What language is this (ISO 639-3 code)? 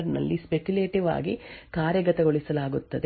kan